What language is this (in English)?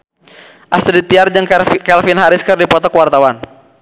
Sundanese